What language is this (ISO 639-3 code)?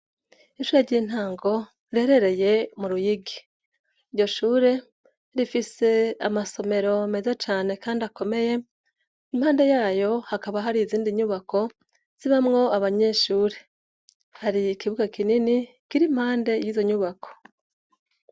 run